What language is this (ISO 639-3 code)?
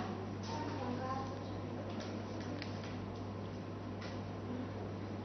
tha